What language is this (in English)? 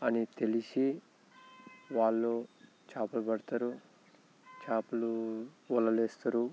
Telugu